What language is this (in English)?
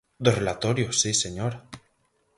Galician